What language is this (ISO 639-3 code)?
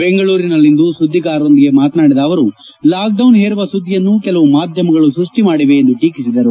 kan